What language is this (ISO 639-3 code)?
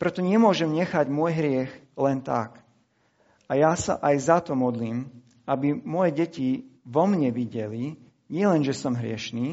slk